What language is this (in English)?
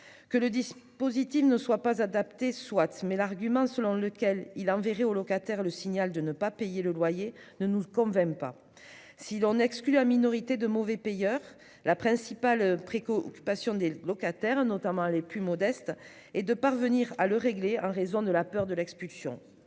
French